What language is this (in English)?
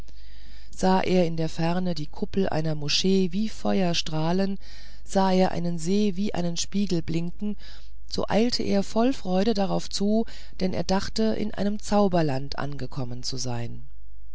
German